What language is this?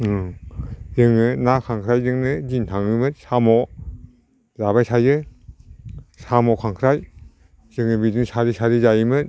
Bodo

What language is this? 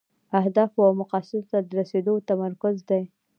Pashto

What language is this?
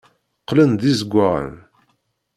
Kabyle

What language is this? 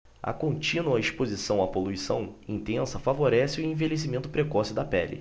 Portuguese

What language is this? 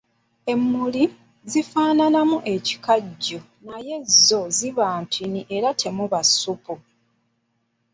Ganda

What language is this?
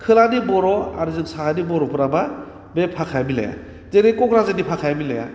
Bodo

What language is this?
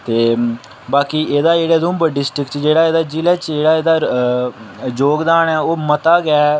Dogri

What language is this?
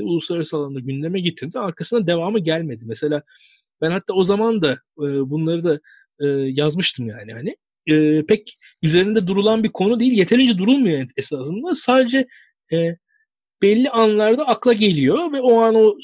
Turkish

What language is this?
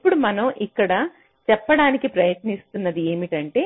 Telugu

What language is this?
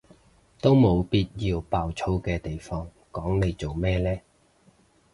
Cantonese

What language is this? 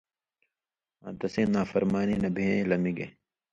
Indus Kohistani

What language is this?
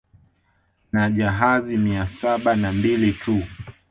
Swahili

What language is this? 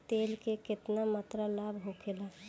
Bhojpuri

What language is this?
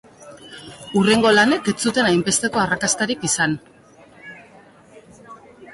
Basque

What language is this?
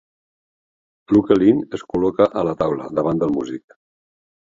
Catalan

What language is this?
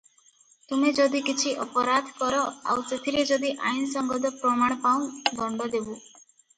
Odia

